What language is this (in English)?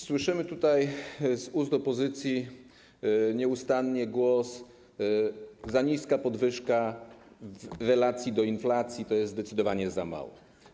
Polish